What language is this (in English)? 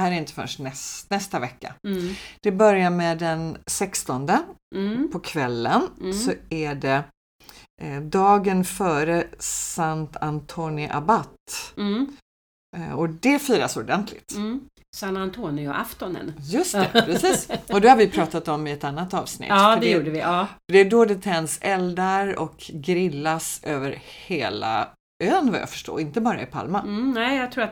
Swedish